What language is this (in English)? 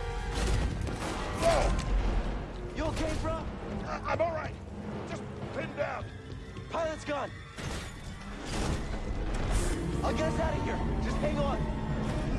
Korean